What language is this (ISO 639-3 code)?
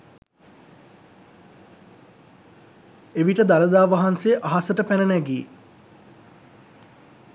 sin